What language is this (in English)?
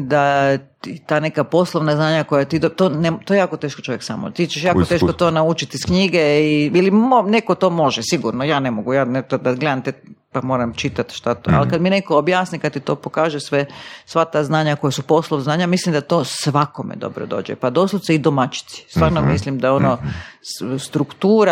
Croatian